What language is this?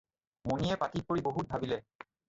Assamese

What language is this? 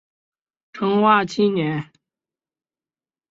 Chinese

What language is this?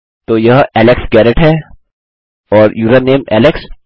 Hindi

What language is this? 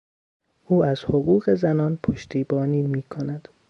Persian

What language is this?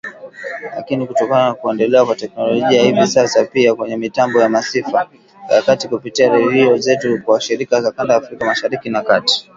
Swahili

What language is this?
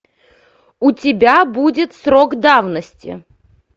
Russian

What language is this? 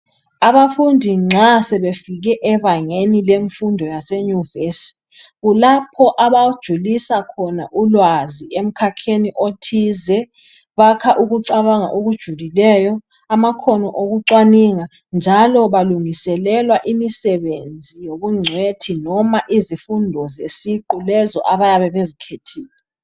North Ndebele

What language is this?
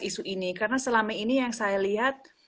Indonesian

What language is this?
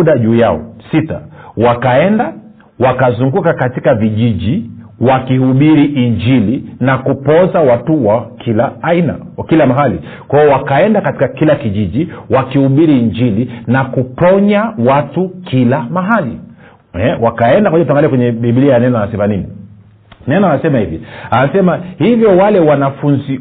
Swahili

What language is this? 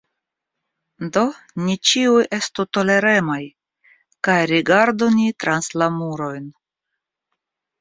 Esperanto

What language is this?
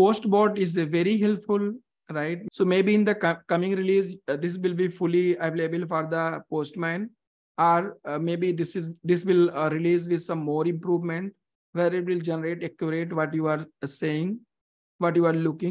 English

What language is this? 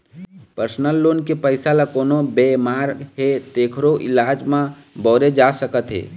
Chhattisgarhi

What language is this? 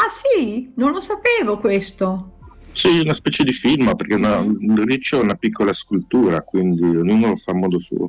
Italian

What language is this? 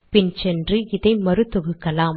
Tamil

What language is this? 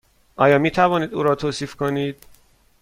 Persian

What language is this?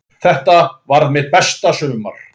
Icelandic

